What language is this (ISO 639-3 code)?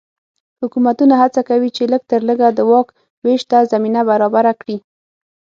pus